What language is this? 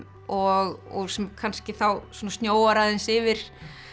Icelandic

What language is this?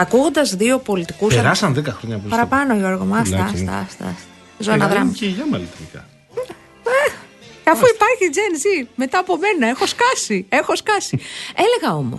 Greek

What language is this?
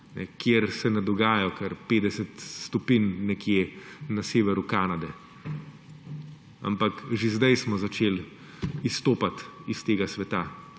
Slovenian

